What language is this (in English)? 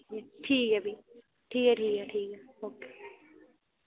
Dogri